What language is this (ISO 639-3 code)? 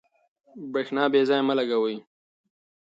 pus